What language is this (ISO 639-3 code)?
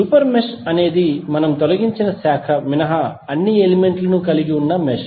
tel